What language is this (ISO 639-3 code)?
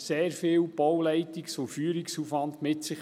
gsw